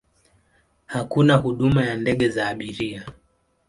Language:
Swahili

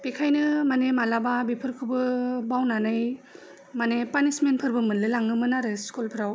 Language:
Bodo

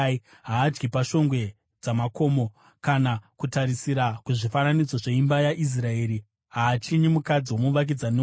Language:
Shona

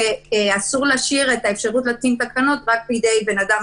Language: Hebrew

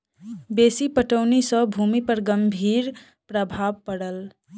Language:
Maithili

